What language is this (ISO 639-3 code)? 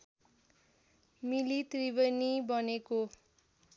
nep